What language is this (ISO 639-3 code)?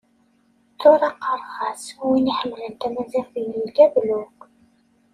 kab